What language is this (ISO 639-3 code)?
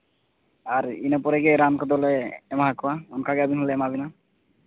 sat